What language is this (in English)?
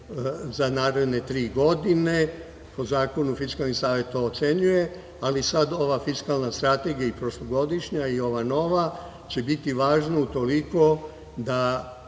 Serbian